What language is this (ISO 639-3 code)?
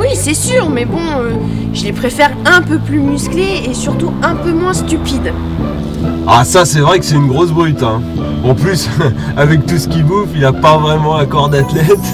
fra